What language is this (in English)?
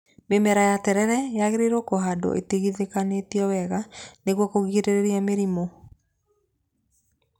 Kikuyu